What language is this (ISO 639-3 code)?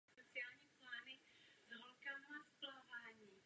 ces